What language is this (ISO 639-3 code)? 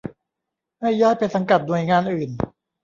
tha